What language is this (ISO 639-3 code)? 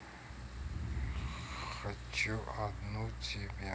rus